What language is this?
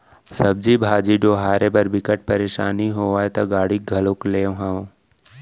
Chhattisgarhi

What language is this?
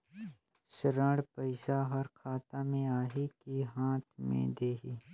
Chhattisgarhi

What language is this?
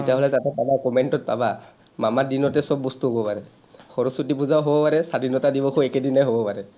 Assamese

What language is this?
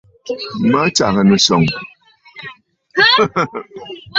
Bafut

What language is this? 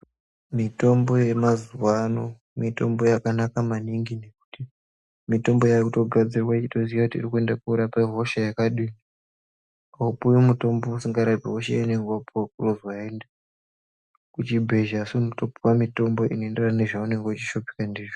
Ndau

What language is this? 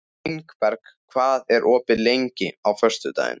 Icelandic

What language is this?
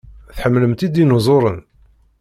Kabyle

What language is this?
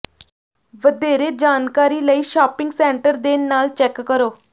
Punjabi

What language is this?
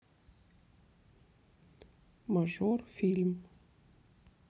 Russian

